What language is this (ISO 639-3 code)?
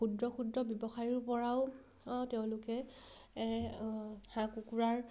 asm